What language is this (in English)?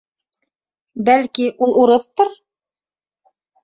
Bashkir